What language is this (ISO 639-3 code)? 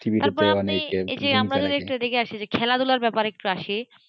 ben